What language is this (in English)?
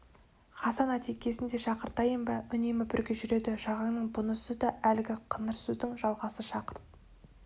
Kazakh